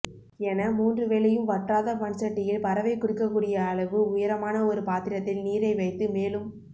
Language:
Tamil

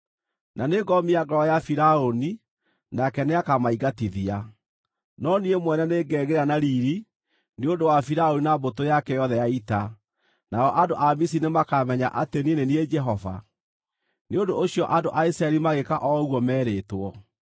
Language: Kikuyu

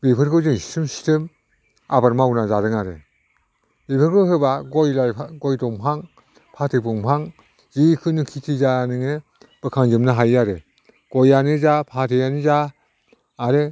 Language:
Bodo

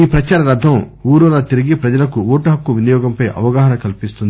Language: Telugu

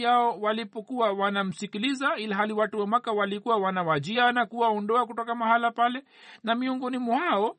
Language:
Swahili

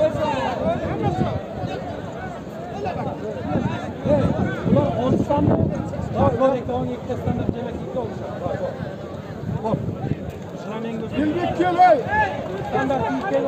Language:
Turkish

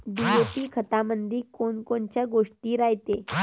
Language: Marathi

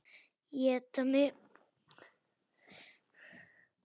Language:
Icelandic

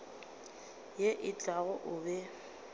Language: Northern Sotho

